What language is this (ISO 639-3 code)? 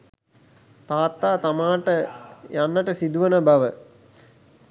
sin